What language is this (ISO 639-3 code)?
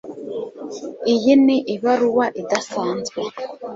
kin